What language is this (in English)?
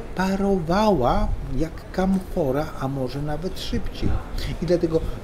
Polish